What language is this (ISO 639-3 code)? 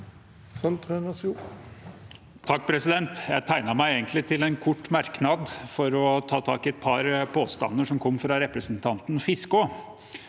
nor